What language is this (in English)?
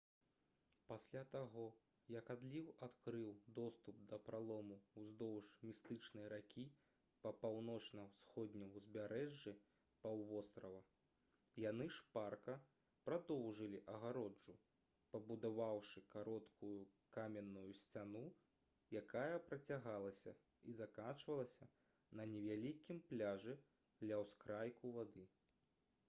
Belarusian